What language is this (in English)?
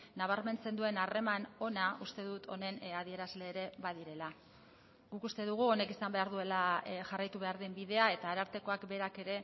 Basque